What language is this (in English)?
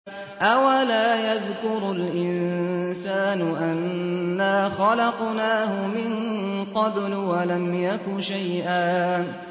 Arabic